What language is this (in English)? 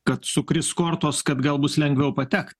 Lithuanian